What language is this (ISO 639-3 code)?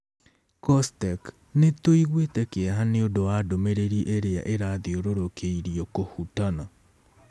kik